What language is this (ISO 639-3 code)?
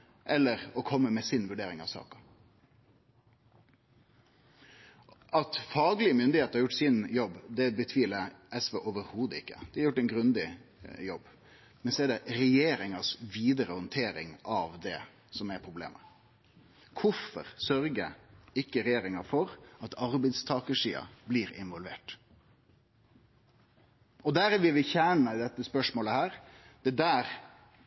nno